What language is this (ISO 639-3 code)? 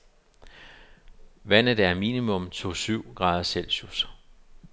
dan